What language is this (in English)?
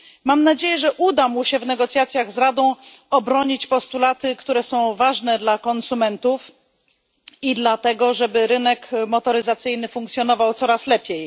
Polish